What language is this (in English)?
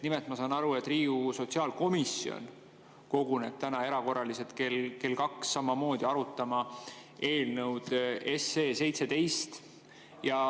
Estonian